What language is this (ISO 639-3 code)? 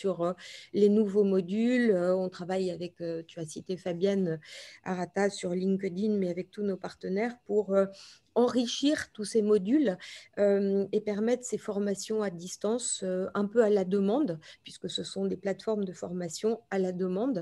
fra